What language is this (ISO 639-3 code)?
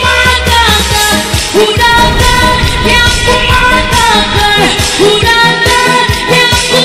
ron